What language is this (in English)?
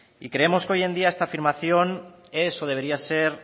Spanish